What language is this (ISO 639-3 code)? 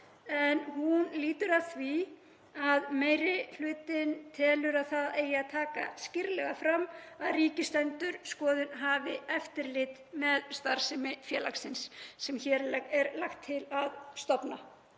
isl